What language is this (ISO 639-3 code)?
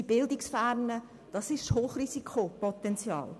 gsw